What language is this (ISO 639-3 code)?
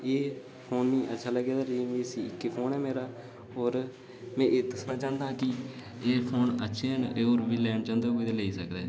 doi